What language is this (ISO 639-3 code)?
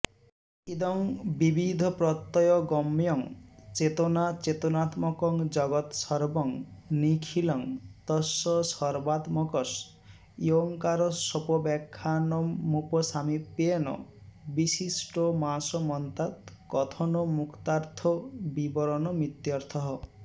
san